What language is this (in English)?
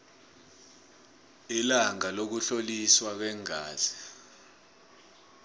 South Ndebele